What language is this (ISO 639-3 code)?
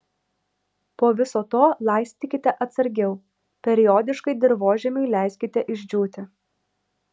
lit